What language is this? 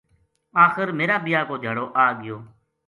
Gujari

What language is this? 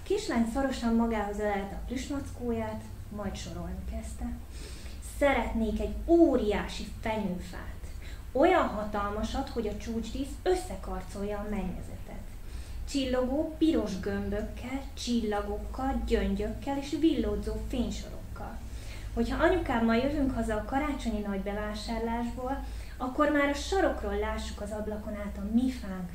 Hungarian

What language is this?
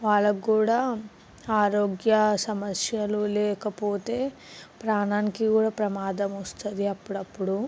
Telugu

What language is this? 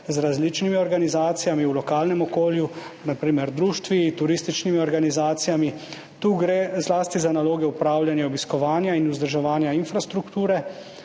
Slovenian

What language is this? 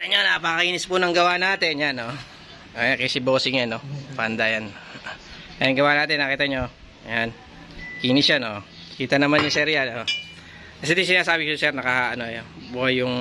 Filipino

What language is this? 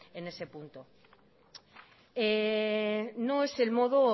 Spanish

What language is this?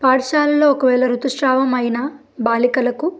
Telugu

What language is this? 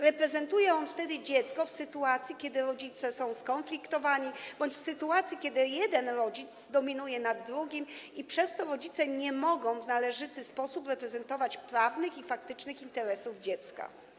Polish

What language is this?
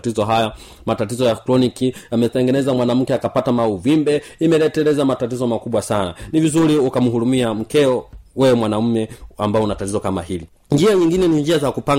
Swahili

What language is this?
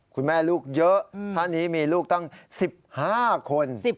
Thai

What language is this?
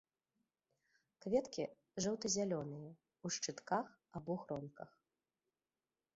Belarusian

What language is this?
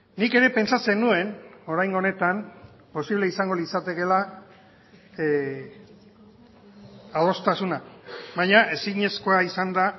Basque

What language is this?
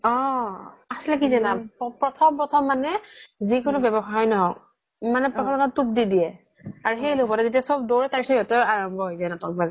Assamese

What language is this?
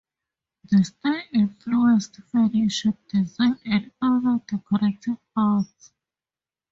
English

